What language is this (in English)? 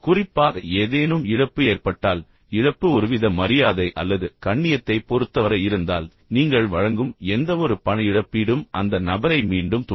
Tamil